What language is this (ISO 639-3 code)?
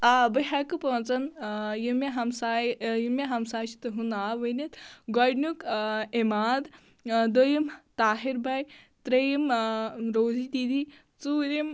kas